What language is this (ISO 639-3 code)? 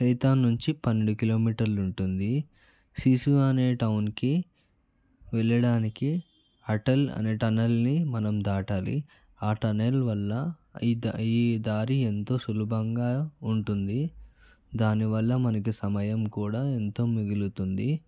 tel